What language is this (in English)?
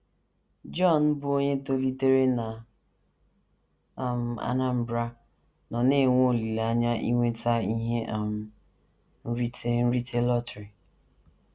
Igbo